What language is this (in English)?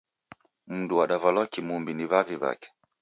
Taita